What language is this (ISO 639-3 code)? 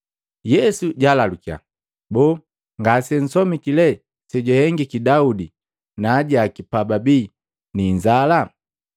mgv